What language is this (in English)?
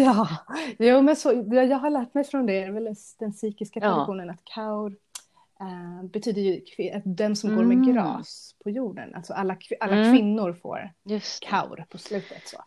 Swedish